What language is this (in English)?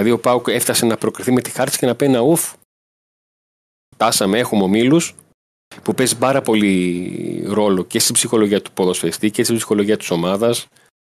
Greek